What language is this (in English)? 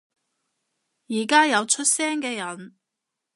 Cantonese